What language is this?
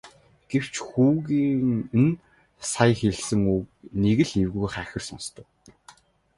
Mongolian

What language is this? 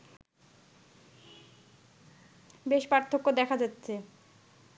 Bangla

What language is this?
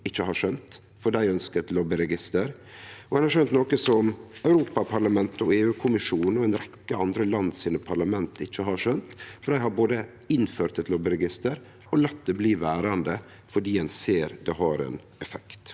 Norwegian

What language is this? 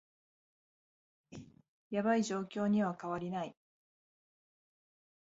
Japanese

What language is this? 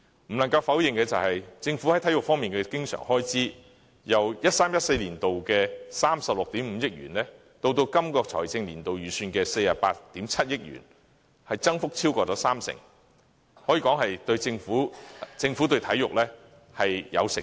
Cantonese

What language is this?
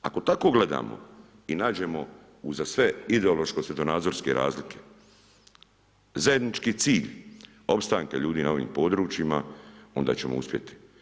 Croatian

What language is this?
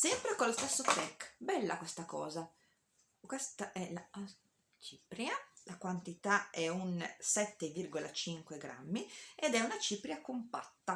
Italian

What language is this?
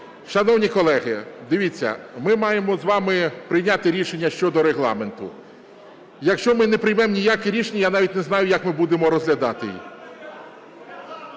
Ukrainian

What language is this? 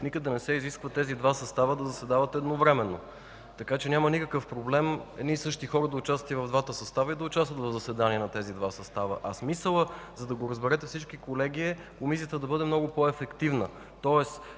Bulgarian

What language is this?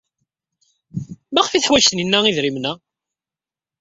Kabyle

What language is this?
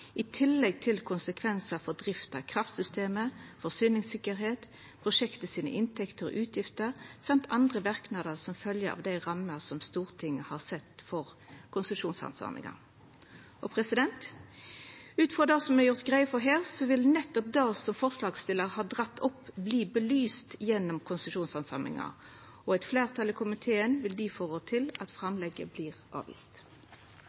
Norwegian Nynorsk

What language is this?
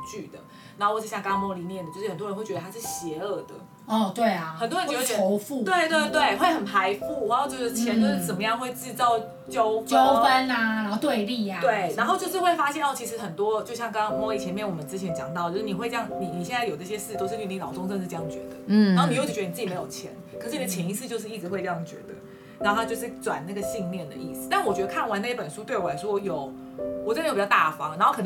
Chinese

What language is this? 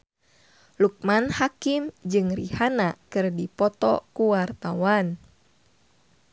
Sundanese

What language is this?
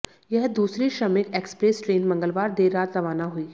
Hindi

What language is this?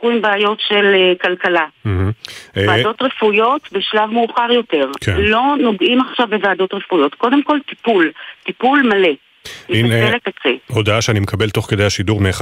Hebrew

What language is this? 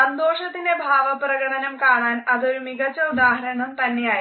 Malayalam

